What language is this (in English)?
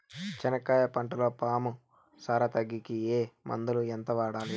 Telugu